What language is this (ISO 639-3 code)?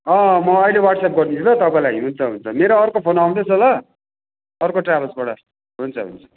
nep